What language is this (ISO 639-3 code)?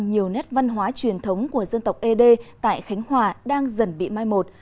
vie